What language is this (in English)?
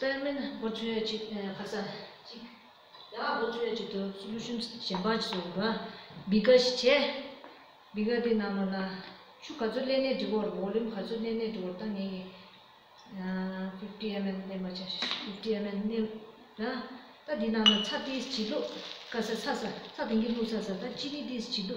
Romanian